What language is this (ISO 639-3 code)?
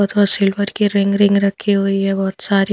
hin